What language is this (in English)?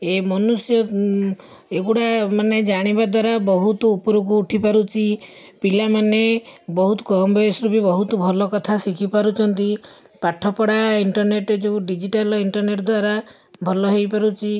Odia